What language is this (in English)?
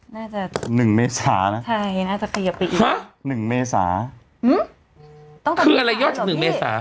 Thai